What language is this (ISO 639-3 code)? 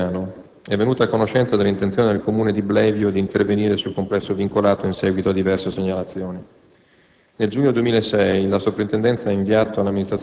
ita